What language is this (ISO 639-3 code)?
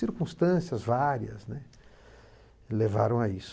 por